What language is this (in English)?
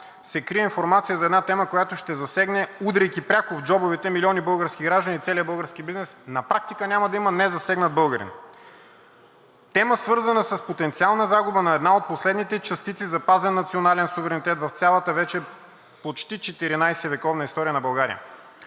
Bulgarian